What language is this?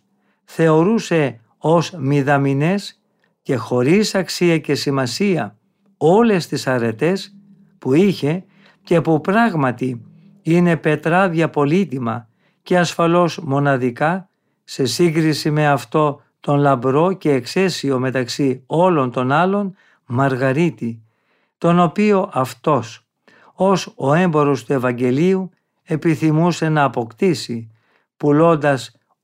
Greek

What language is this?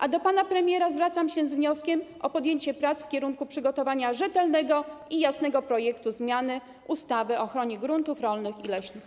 Polish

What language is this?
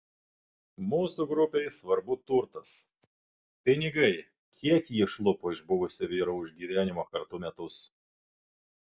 Lithuanian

